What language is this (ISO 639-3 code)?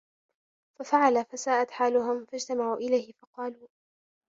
ara